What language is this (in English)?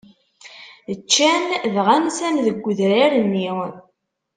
Kabyle